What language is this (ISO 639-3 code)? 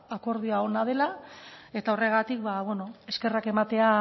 eus